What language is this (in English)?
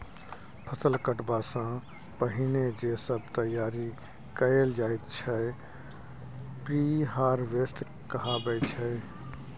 Maithili